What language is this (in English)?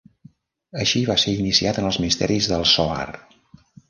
Catalan